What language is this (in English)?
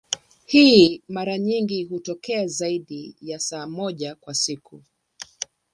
Swahili